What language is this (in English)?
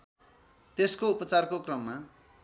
Nepali